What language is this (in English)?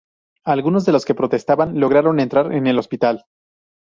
Spanish